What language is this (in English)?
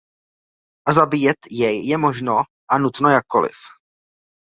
Czech